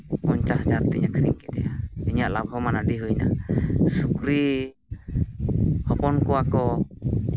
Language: Santali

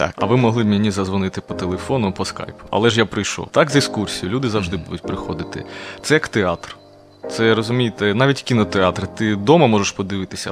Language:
Ukrainian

